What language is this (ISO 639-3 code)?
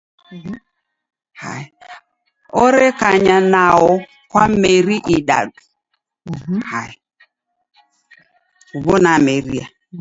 dav